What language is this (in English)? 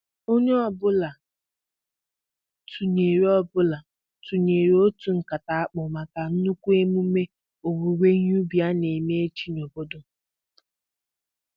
Igbo